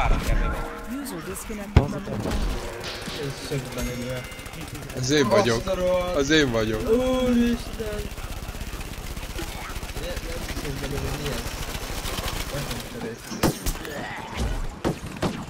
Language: Hungarian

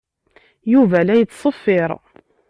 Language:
Kabyle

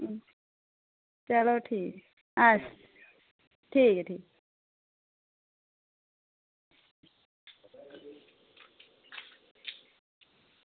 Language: Dogri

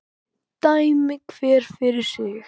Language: Icelandic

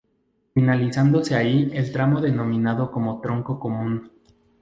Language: Spanish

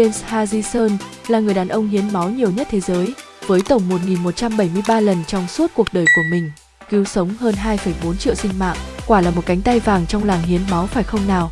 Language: Vietnamese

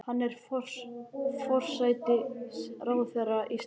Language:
Icelandic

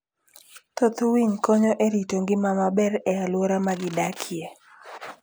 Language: Luo (Kenya and Tanzania)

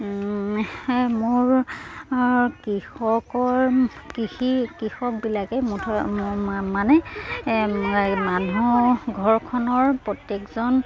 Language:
Assamese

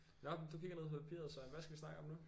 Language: Danish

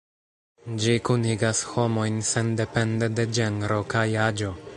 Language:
Esperanto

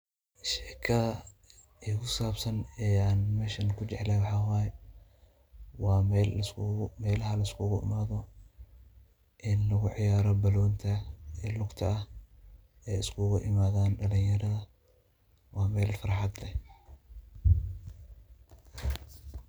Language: Somali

